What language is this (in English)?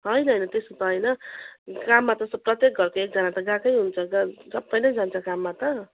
Nepali